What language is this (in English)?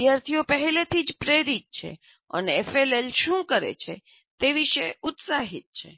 Gujarati